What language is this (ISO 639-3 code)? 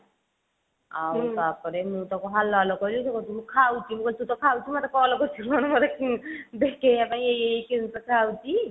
ori